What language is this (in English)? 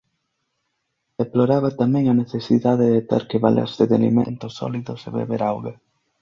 Galician